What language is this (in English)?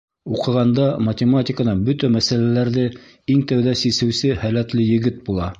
Bashkir